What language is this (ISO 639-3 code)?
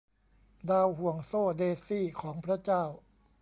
tha